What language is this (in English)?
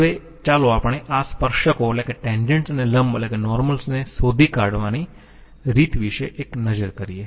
Gujarati